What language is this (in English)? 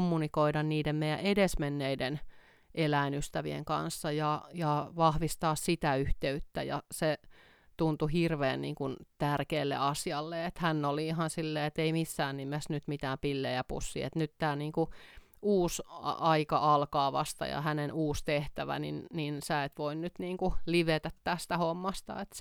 Finnish